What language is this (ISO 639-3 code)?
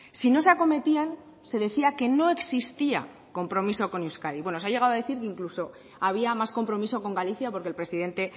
spa